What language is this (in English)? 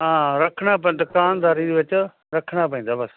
Punjabi